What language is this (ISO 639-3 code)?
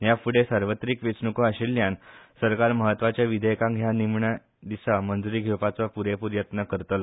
kok